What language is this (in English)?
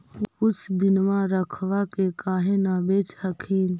Magahi